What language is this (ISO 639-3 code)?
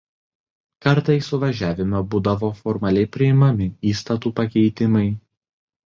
lit